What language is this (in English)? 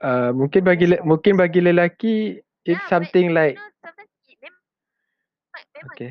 Malay